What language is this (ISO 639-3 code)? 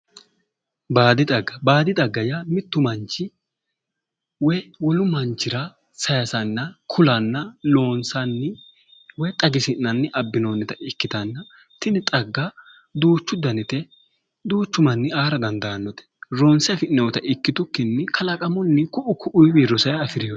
sid